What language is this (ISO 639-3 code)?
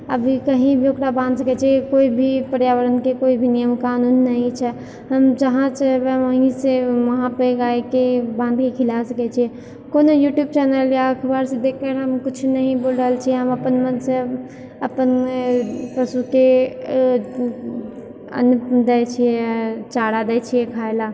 mai